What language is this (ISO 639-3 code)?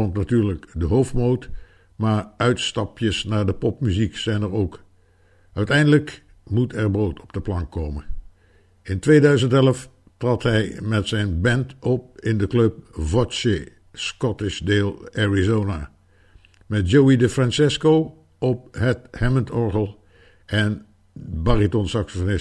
nld